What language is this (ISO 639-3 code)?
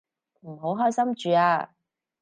yue